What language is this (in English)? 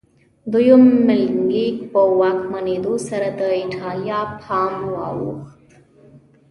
Pashto